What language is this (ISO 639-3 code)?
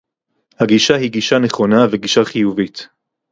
heb